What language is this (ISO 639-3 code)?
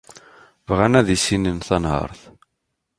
kab